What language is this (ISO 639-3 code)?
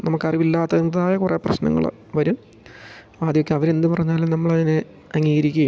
mal